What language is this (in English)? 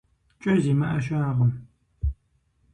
Kabardian